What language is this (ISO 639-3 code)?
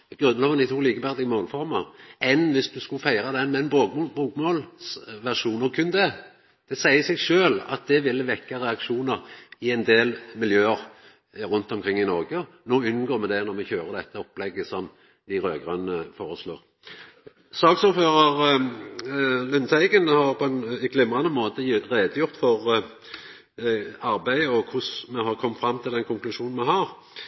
nno